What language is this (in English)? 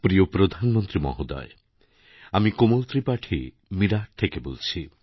Bangla